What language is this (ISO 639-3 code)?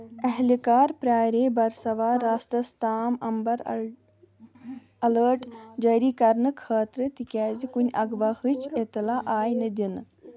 kas